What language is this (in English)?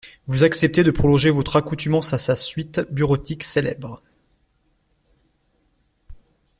French